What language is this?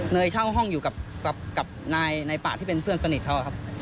Thai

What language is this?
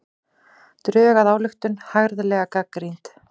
Icelandic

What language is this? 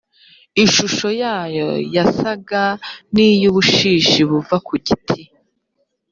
Kinyarwanda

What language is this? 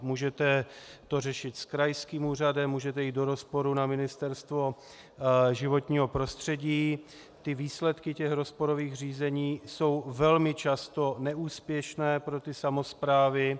Czech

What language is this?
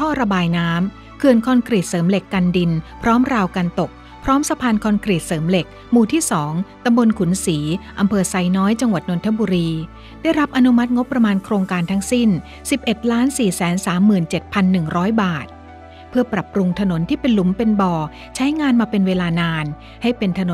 Thai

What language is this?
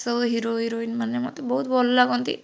Odia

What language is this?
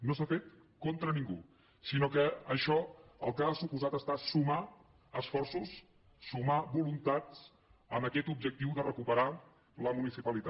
Catalan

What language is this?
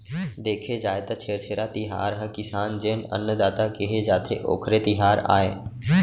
Chhattisgarhi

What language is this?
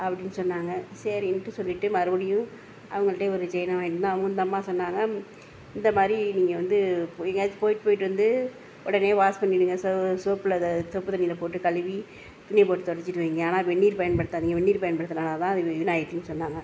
Tamil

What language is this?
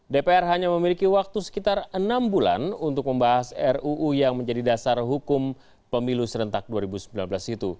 Indonesian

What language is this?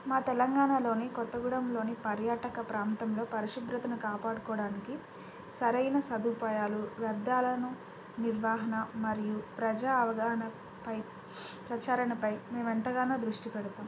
Telugu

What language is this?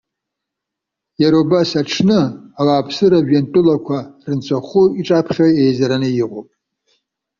Abkhazian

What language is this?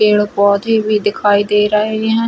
Hindi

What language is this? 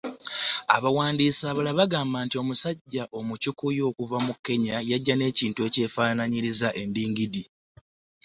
Ganda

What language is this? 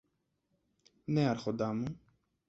Greek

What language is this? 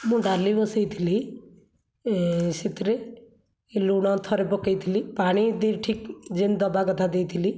Odia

